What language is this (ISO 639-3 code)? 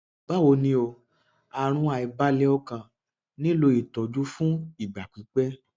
yor